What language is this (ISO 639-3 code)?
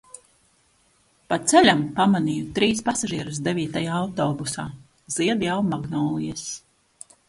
lav